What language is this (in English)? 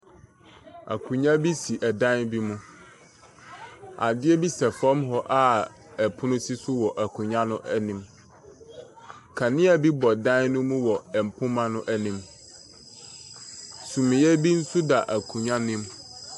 Akan